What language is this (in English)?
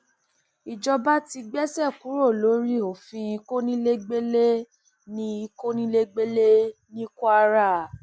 Yoruba